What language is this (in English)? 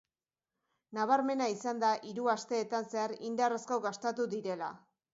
Basque